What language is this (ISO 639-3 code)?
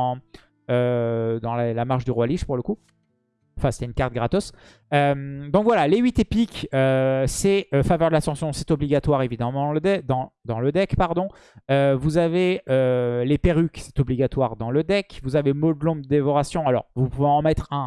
fra